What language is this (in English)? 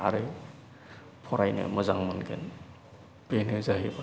Bodo